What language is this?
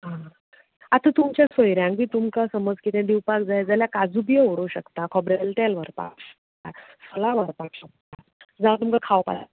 Konkani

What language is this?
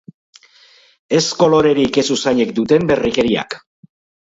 Basque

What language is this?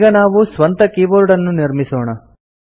Kannada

